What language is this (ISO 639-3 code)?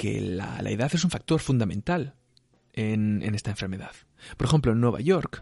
spa